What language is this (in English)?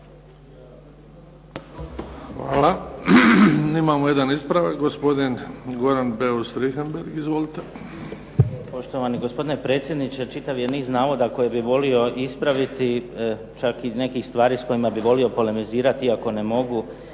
Croatian